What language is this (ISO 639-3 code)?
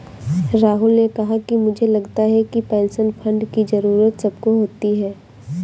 hin